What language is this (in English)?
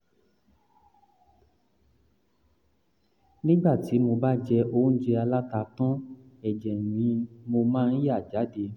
Yoruba